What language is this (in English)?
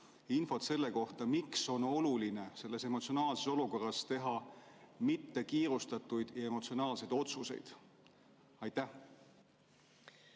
Estonian